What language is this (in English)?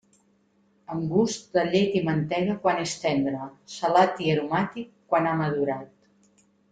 Catalan